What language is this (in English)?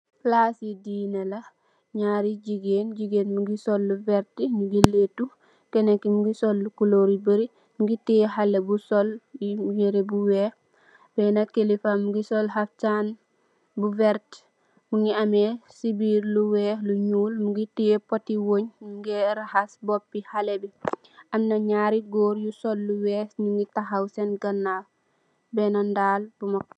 Wolof